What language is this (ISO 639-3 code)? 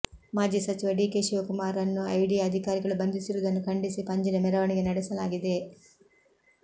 kan